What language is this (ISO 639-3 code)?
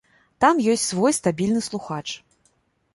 bel